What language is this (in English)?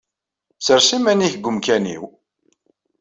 Kabyle